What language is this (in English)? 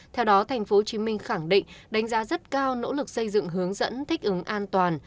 Vietnamese